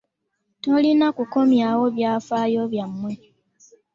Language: Ganda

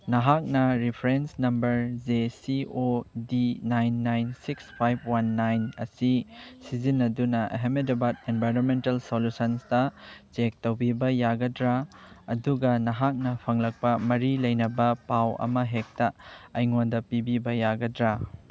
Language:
Manipuri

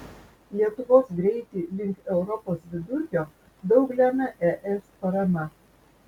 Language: Lithuanian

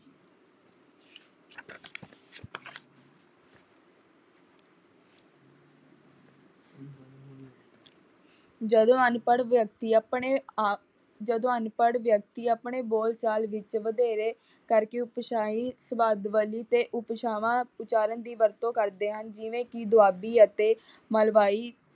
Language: Punjabi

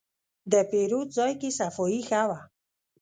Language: Pashto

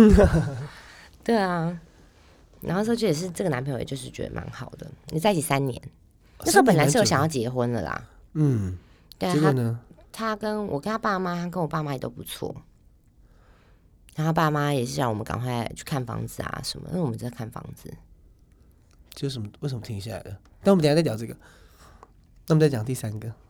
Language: Chinese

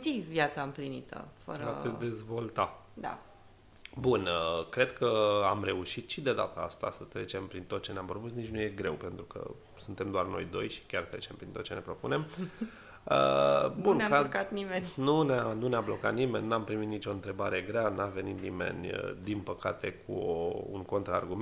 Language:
Romanian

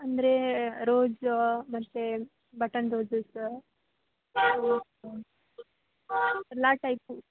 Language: Kannada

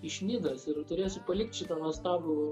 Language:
Lithuanian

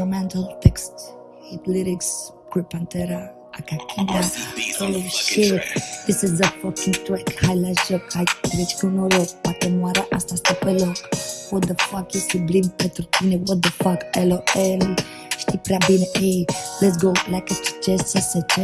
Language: Romanian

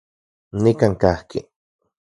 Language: Central Puebla Nahuatl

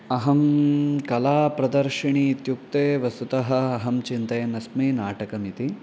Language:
Sanskrit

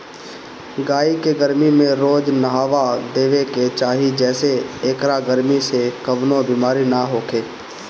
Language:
Bhojpuri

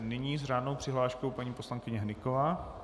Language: Czech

